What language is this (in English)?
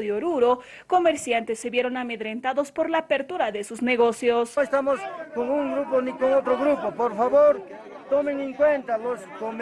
Spanish